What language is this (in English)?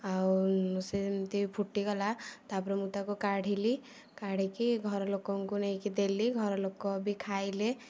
Odia